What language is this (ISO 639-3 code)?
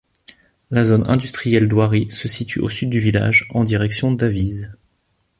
fra